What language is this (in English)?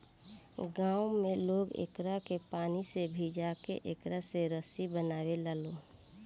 Bhojpuri